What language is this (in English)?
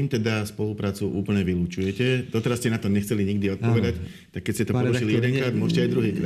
Slovak